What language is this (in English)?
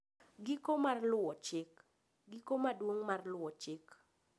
Luo (Kenya and Tanzania)